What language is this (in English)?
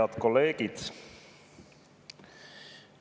Estonian